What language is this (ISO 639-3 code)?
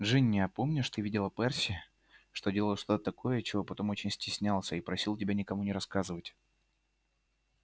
rus